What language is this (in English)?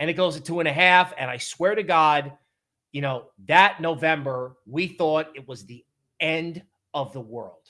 English